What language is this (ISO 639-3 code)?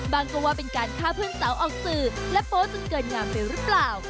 tha